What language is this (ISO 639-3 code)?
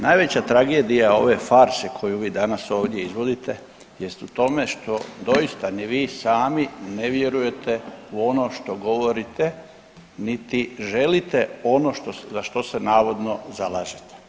hrv